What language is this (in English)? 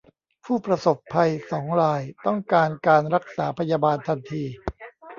Thai